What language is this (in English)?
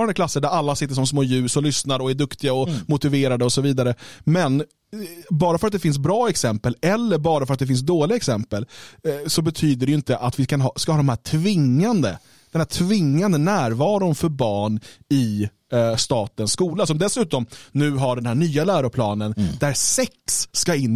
Swedish